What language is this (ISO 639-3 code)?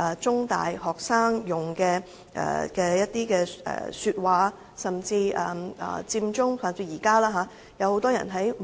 yue